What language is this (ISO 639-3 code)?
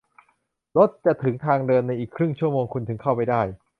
tha